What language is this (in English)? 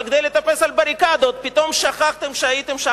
Hebrew